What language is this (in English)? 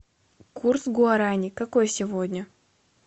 Russian